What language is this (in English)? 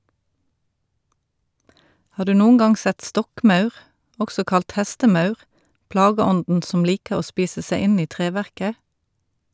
Norwegian